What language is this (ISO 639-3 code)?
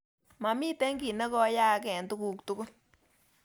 kln